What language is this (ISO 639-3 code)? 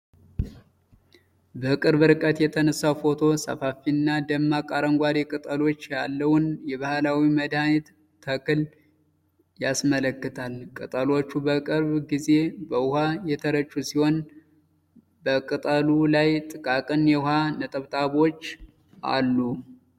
amh